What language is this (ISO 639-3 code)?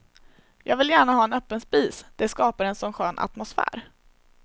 swe